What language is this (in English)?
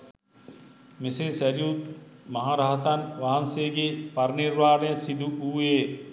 Sinhala